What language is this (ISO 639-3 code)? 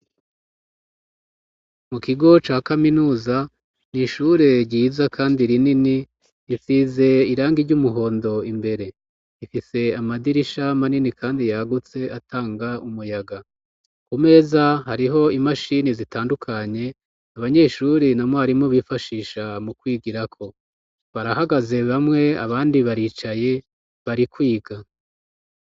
run